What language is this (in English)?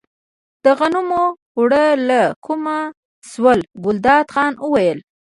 Pashto